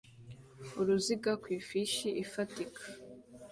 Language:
Kinyarwanda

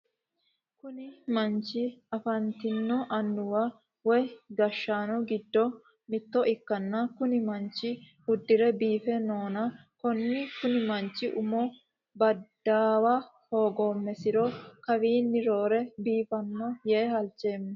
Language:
Sidamo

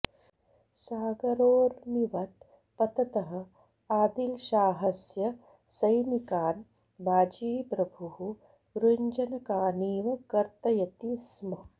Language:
Sanskrit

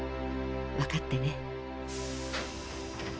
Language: Japanese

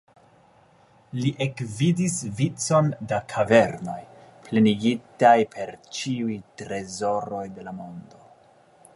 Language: Esperanto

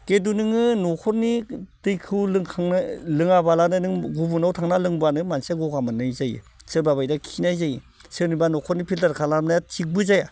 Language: Bodo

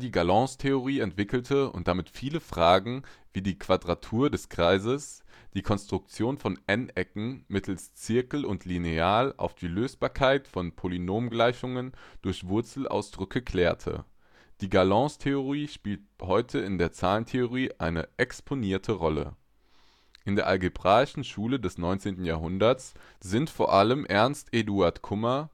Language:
German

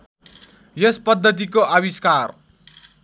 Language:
Nepali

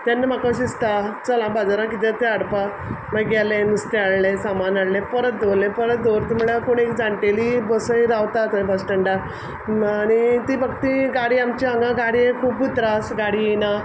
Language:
Konkani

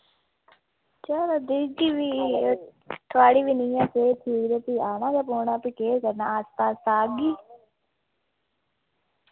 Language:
Dogri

